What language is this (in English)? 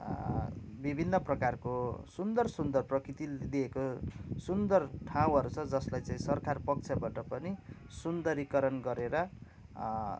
Nepali